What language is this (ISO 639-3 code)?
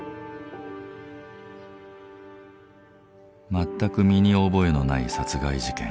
jpn